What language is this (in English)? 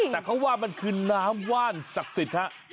Thai